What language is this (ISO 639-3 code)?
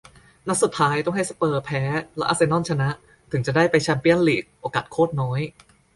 tha